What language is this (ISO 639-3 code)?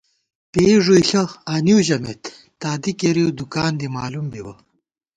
gwt